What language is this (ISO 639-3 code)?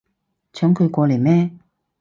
yue